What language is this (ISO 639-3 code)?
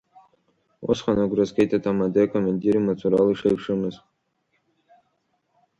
abk